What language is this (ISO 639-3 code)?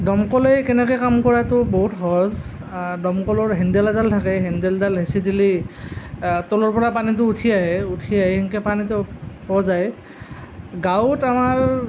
asm